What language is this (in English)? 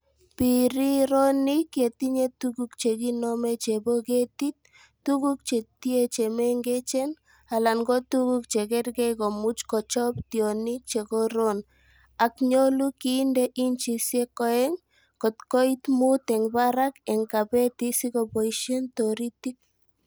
Kalenjin